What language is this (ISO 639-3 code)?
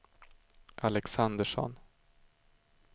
swe